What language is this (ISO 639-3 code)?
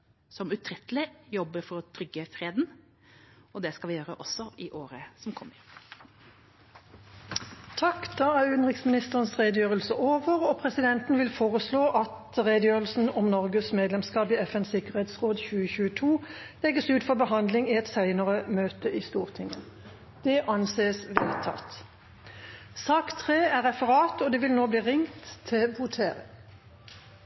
nob